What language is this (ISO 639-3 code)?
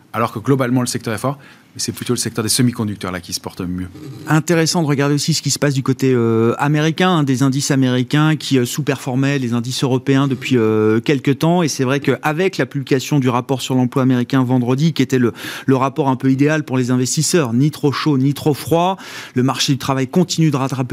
fra